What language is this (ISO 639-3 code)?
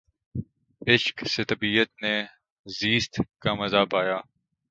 urd